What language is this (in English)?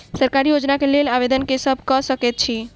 Maithili